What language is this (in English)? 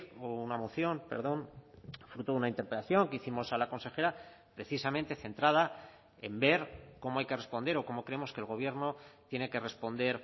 Spanish